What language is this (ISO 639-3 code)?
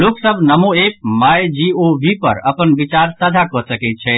mai